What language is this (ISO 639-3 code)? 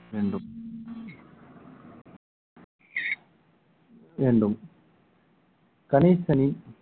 tam